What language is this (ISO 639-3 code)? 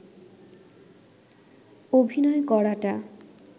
ben